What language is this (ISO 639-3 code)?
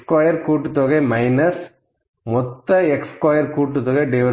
tam